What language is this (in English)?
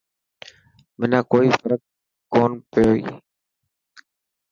Dhatki